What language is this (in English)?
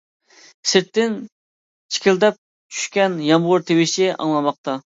Uyghur